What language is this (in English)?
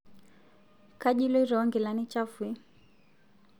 Masai